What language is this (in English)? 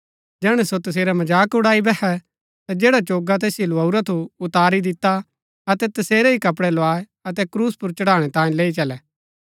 Gaddi